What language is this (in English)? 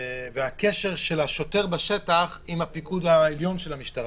Hebrew